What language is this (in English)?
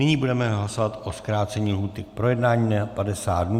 Czech